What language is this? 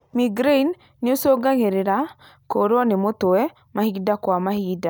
Kikuyu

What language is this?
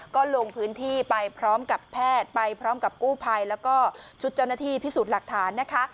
Thai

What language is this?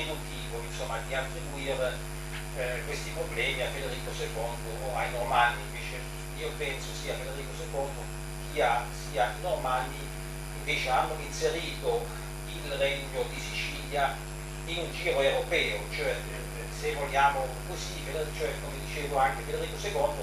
Italian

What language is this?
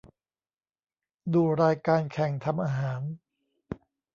Thai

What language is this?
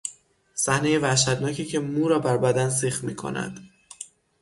Persian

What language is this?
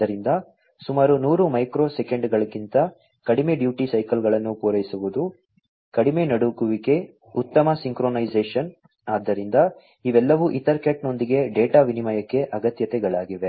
Kannada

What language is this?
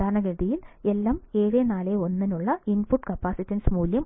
Malayalam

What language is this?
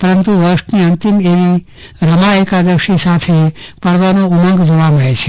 Gujarati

